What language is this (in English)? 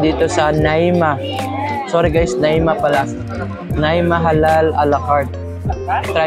Filipino